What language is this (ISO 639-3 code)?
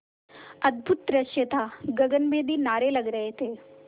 hin